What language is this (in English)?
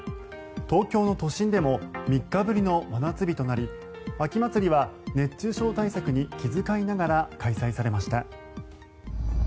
Japanese